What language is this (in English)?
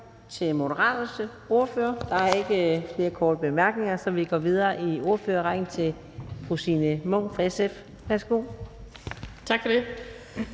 Danish